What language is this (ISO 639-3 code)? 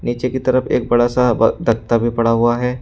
hin